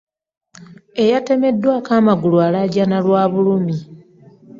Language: Ganda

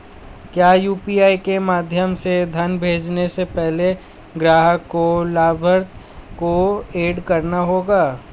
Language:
Hindi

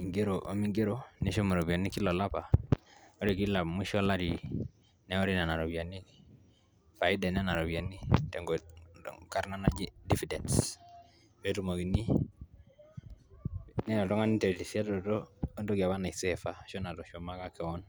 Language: Masai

